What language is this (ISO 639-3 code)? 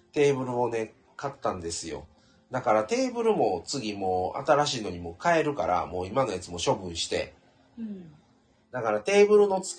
jpn